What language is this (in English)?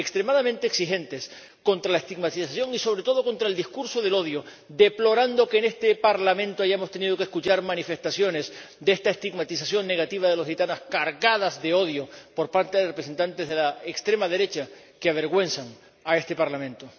Spanish